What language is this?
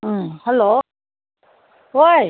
Manipuri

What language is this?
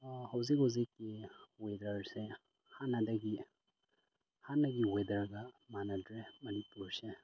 Manipuri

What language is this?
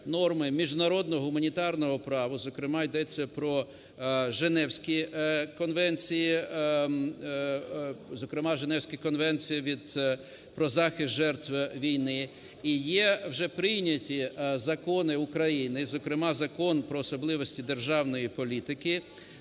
Ukrainian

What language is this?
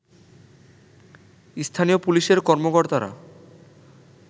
Bangla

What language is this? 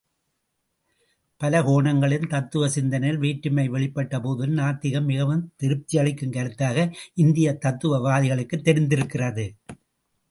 Tamil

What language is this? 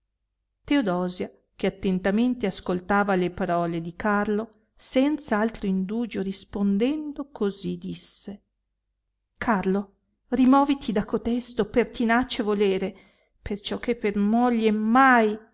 Italian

